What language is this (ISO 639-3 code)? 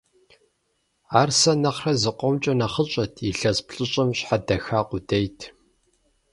kbd